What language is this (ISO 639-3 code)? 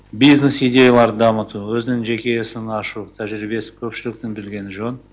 kaz